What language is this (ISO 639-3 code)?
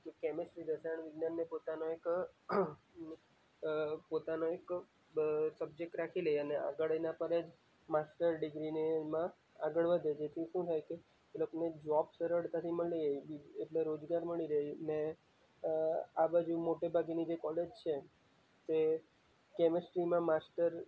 guj